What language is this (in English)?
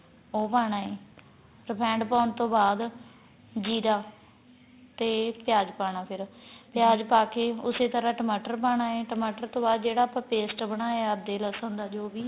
Punjabi